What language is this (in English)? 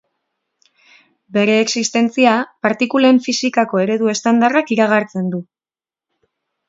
Basque